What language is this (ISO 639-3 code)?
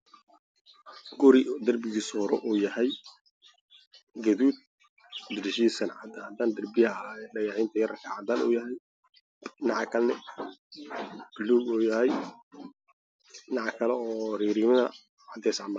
som